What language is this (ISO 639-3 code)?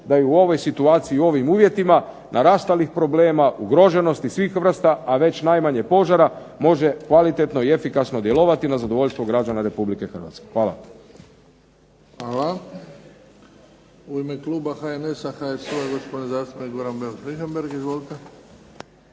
hrv